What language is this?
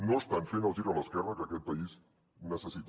Catalan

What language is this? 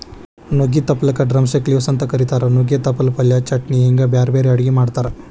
Kannada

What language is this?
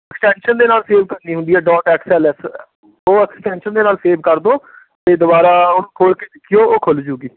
Punjabi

